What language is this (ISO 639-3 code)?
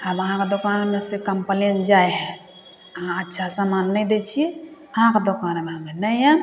mai